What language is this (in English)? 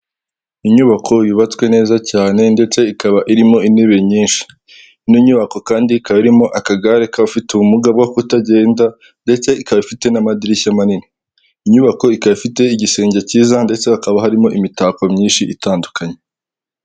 Kinyarwanda